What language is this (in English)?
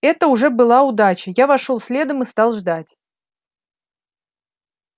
Russian